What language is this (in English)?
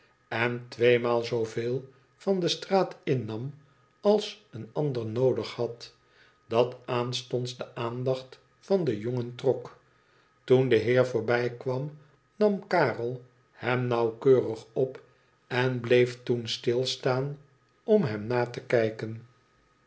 Dutch